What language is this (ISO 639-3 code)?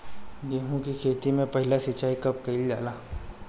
bho